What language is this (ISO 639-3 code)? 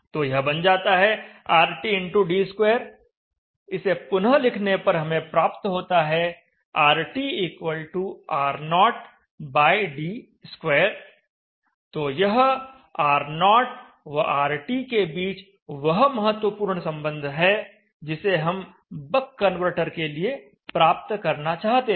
hin